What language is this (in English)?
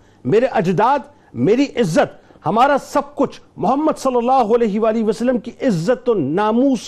Urdu